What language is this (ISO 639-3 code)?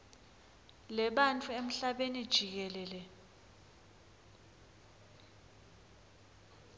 ssw